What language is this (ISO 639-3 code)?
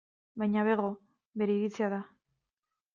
eus